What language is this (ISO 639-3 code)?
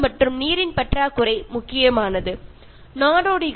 mal